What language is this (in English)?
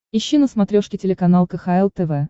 Russian